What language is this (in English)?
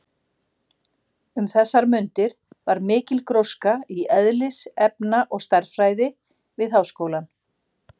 Icelandic